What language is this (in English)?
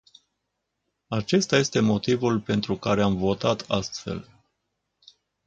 Romanian